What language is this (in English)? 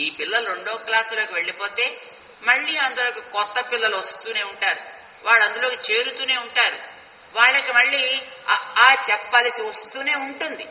Telugu